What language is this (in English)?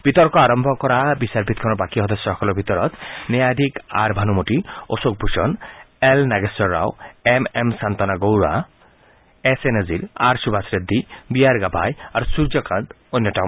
Assamese